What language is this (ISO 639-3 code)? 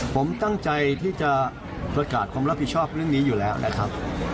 tha